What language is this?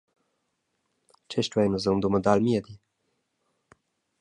Romansh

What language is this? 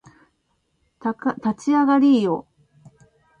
Japanese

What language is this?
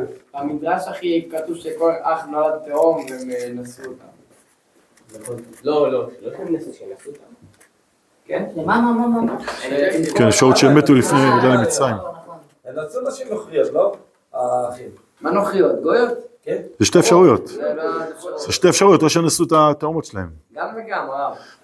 Hebrew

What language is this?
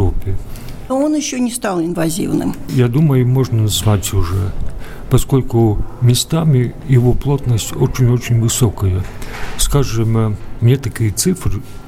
Russian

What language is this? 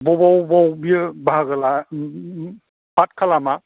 Bodo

